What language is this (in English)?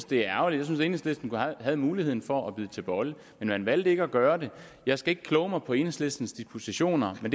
Danish